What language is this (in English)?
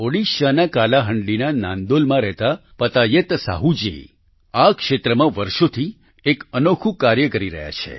Gujarati